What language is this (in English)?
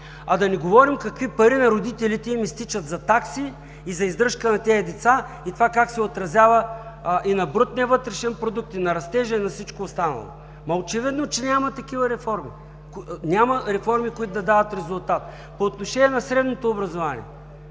Bulgarian